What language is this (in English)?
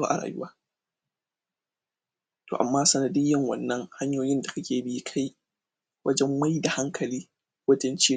Hausa